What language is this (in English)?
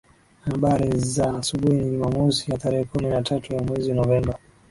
Swahili